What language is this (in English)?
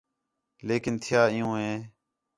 Khetrani